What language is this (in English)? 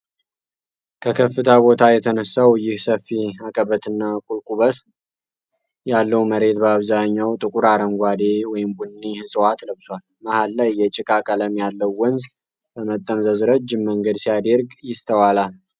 Amharic